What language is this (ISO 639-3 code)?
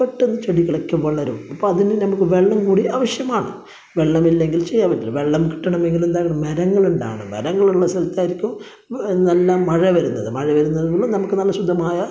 mal